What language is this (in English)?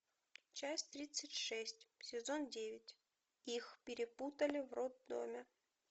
Russian